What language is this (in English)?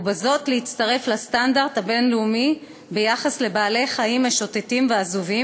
Hebrew